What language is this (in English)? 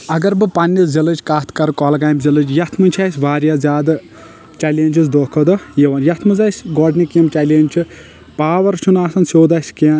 Kashmiri